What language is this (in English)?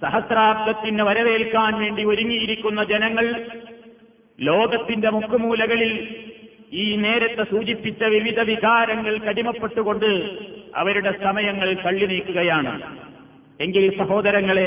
Malayalam